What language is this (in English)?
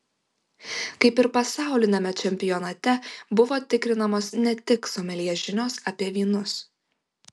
Lithuanian